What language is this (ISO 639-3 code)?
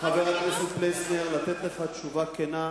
heb